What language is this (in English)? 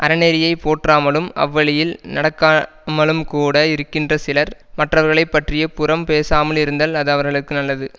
Tamil